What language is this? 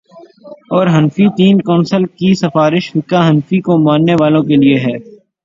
Urdu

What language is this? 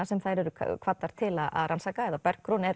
Icelandic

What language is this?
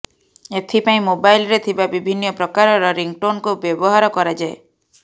Odia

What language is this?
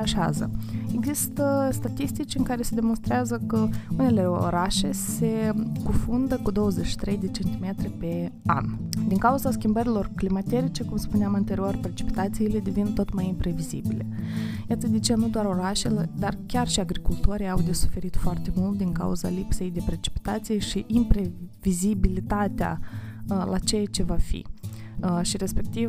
Romanian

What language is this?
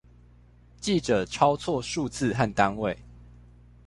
Chinese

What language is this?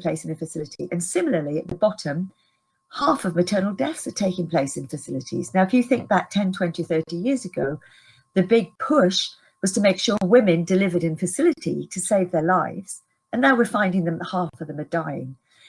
English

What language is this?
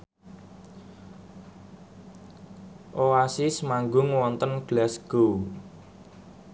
Javanese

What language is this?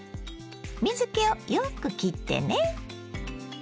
Japanese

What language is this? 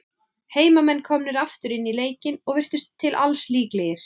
Icelandic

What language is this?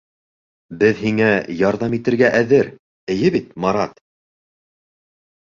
Bashkir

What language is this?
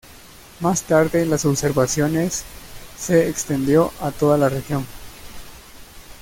Spanish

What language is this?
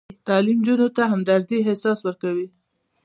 Pashto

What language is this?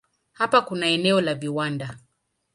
Swahili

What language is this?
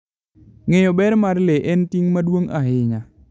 Luo (Kenya and Tanzania)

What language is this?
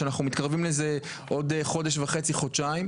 Hebrew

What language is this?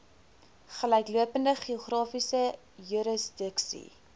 Afrikaans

